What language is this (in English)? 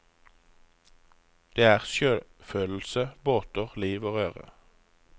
Norwegian